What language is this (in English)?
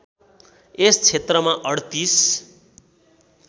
Nepali